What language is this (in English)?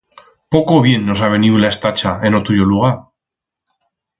Aragonese